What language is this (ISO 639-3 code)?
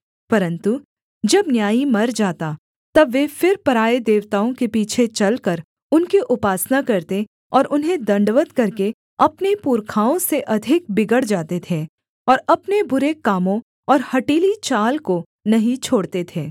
hin